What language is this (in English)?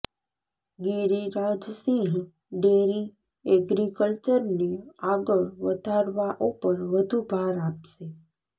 Gujarati